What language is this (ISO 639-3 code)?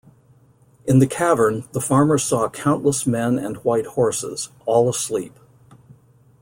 eng